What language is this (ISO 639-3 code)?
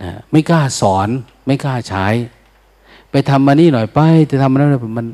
tha